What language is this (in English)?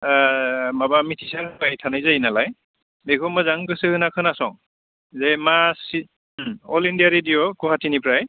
Bodo